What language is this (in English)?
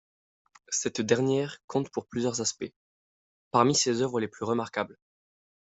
French